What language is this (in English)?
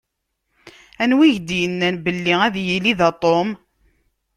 Kabyle